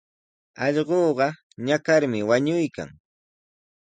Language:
Sihuas Ancash Quechua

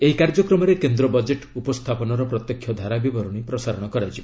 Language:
Odia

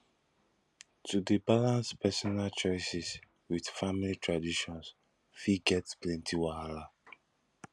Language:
Nigerian Pidgin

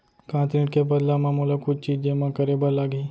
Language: Chhattisgarhi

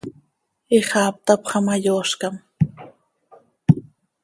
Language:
Seri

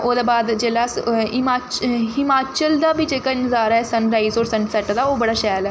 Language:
Dogri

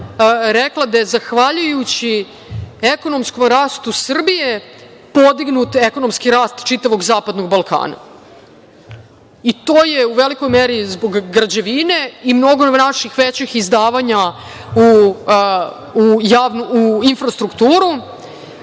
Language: Serbian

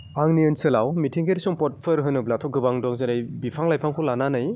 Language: Bodo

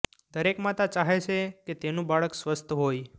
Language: Gujarati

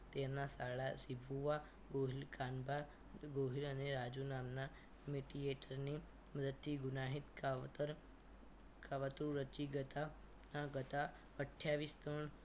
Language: Gujarati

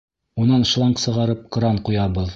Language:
Bashkir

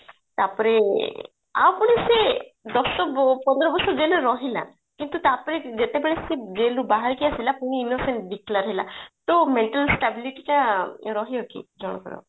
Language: Odia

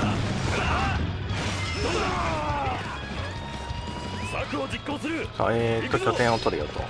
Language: Japanese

